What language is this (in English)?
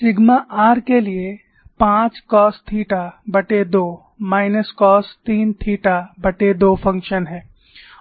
Hindi